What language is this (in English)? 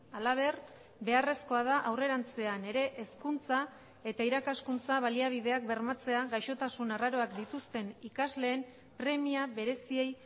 Basque